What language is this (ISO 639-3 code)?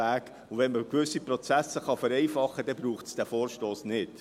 gsw